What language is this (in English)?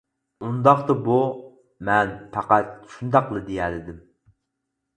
Uyghur